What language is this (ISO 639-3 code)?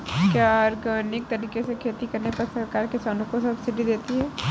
hin